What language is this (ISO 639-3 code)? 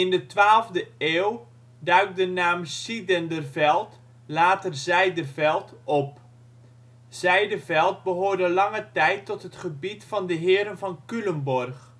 nld